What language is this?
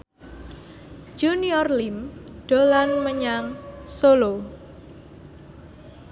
Javanese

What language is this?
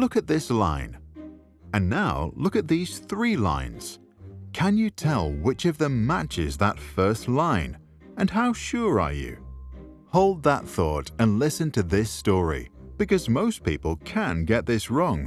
English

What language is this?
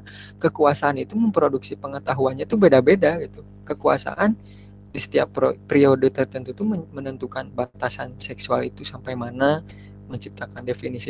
Indonesian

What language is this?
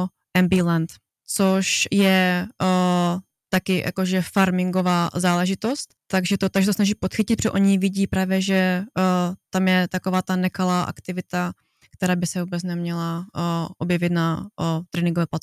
Czech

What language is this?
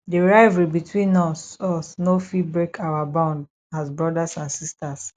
Nigerian Pidgin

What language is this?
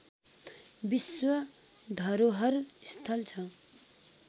Nepali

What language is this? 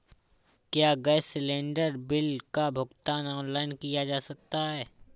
Hindi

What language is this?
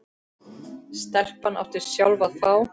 Icelandic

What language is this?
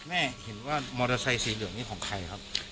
Thai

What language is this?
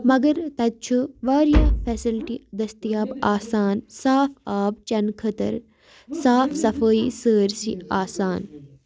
Kashmiri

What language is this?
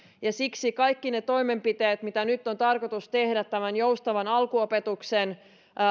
Finnish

